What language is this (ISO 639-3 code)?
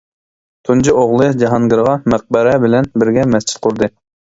uig